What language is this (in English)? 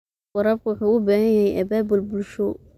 Somali